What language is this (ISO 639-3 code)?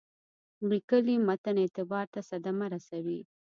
pus